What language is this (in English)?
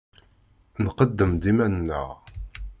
Kabyle